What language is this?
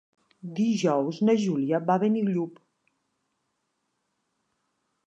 Catalan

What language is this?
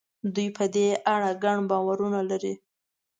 Pashto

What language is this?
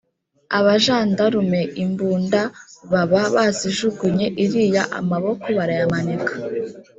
Kinyarwanda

